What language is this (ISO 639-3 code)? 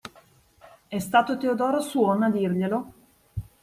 ita